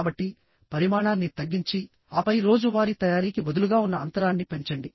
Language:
Telugu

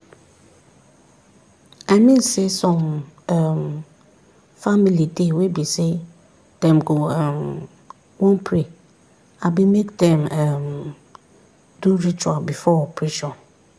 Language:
Nigerian Pidgin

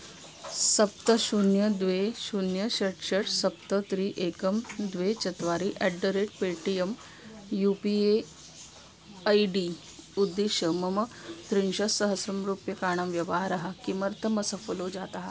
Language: Sanskrit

